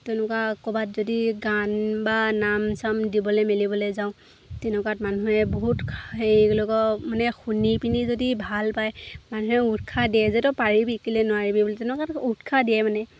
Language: Assamese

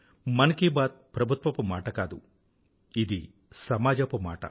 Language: Telugu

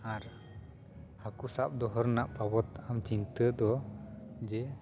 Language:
Santali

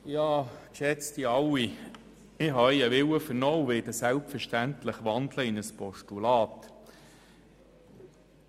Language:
Swiss German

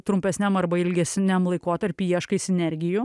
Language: Lithuanian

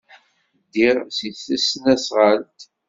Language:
Kabyle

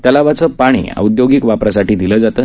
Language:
Marathi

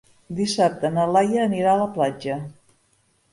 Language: Catalan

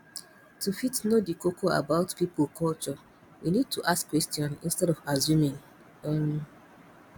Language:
Nigerian Pidgin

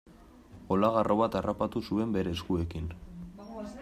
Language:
Basque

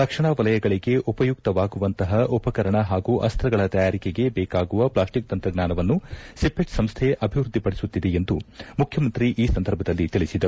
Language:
Kannada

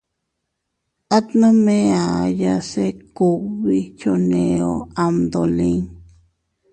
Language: Teutila Cuicatec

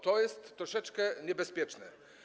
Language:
Polish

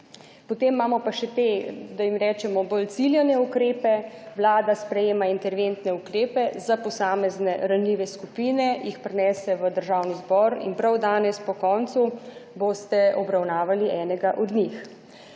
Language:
Slovenian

